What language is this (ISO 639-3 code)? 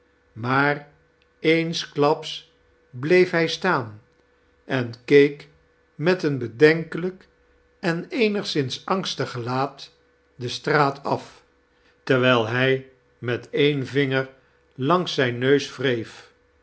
nld